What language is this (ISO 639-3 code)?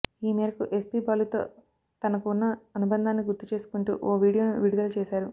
tel